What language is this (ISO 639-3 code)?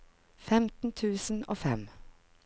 nor